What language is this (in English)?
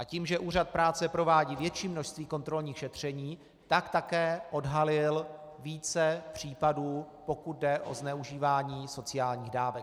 Czech